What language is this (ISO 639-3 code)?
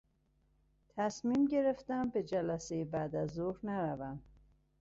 fas